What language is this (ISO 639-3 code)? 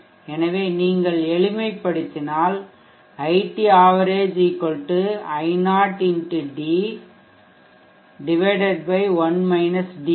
tam